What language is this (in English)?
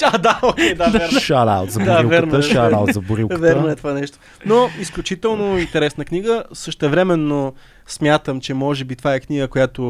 Bulgarian